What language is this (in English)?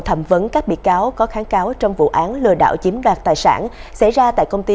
Vietnamese